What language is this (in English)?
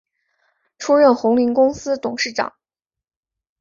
Chinese